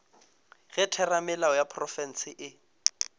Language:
Northern Sotho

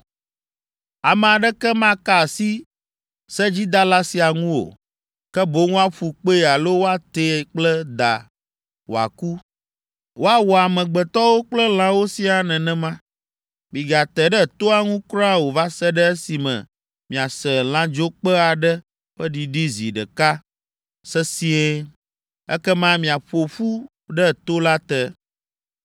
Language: Ewe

